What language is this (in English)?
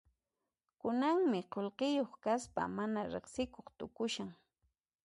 Puno Quechua